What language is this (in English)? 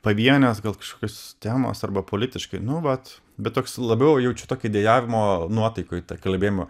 Lithuanian